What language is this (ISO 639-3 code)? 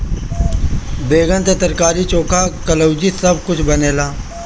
bho